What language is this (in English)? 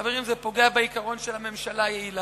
Hebrew